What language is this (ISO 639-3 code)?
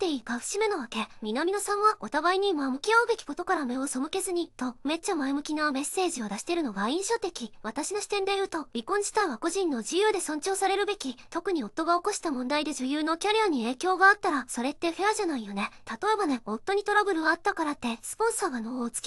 jpn